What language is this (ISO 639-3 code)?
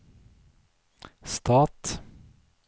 nor